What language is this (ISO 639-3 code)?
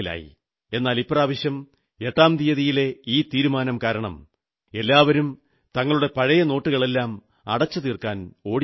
mal